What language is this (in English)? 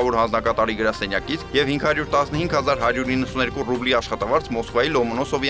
Romanian